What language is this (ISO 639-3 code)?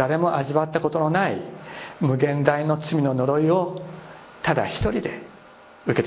jpn